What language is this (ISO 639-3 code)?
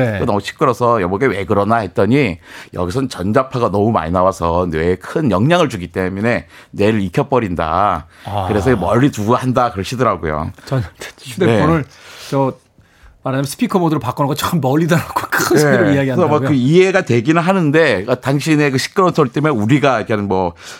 kor